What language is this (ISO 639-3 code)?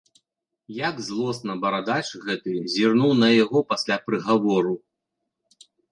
bel